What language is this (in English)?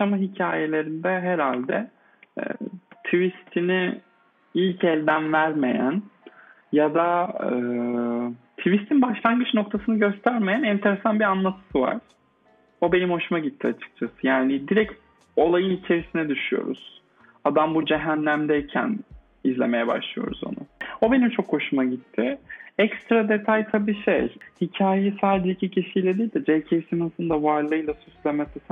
Turkish